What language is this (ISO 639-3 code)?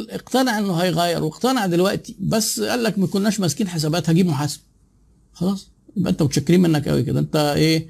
ara